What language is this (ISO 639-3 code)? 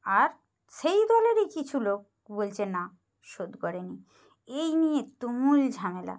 ben